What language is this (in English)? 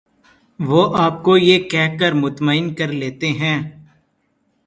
Urdu